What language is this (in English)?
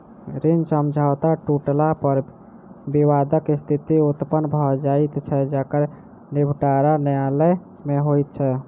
Maithili